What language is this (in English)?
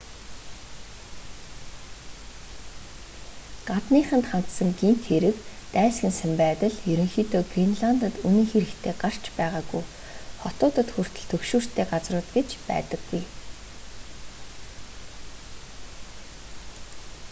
Mongolian